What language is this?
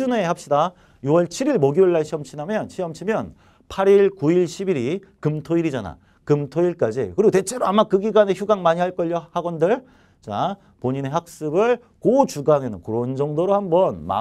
Korean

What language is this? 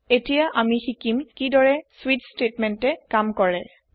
Assamese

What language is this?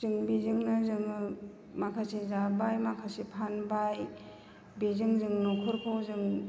Bodo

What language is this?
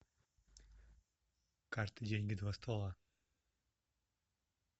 Russian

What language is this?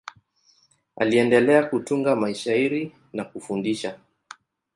Swahili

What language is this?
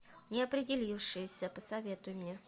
Russian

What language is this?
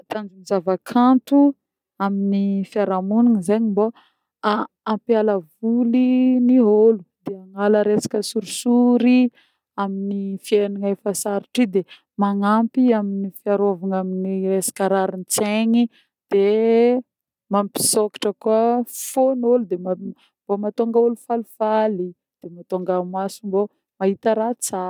Northern Betsimisaraka Malagasy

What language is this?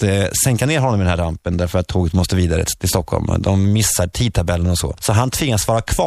Swedish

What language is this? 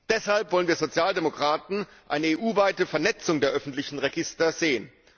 German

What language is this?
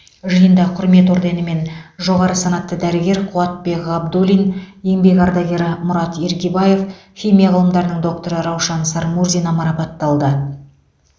Kazakh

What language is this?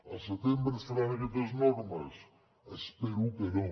Catalan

